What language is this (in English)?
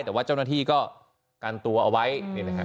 Thai